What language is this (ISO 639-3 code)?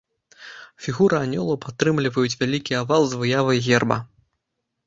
bel